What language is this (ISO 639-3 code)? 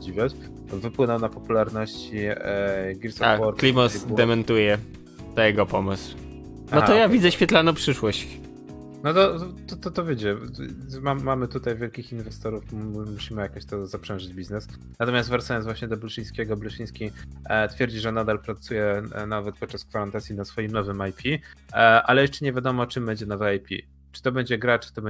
pol